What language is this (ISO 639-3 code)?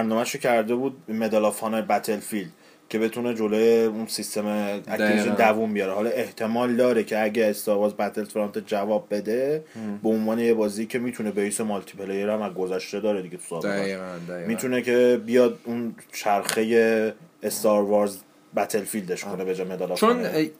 fas